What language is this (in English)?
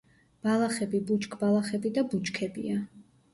Georgian